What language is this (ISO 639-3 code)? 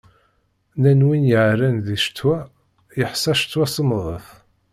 kab